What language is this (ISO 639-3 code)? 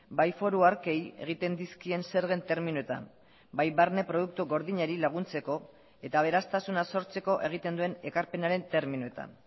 eus